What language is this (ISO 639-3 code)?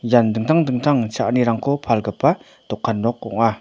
grt